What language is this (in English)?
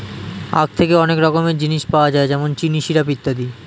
Bangla